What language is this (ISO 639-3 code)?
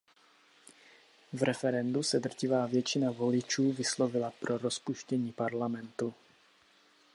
ces